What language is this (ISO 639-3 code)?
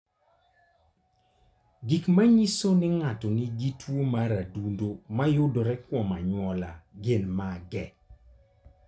luo